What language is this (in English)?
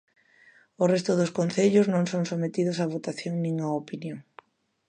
Galician